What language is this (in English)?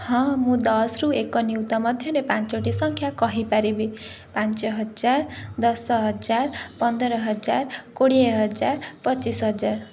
Odia